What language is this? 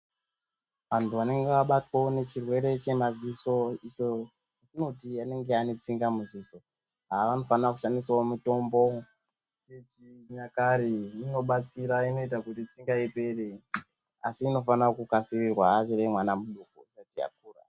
Ndau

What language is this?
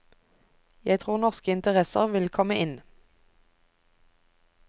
Norwegian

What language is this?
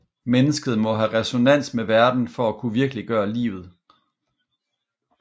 Danish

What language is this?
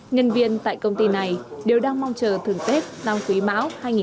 Vietnamese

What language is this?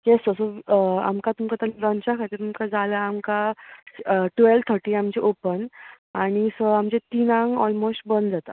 Konkani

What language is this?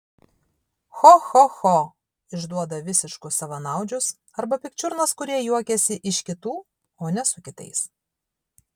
Lithuanian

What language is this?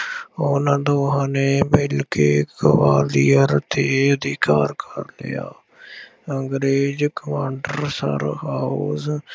Punjabi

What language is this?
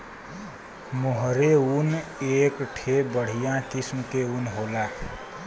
Bhojpuri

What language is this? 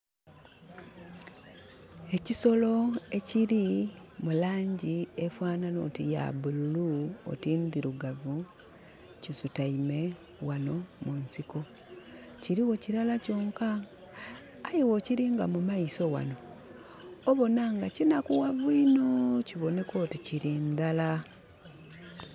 Soga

